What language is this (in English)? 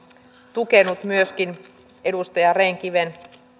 Finnish